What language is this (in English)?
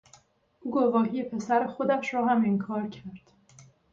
Persian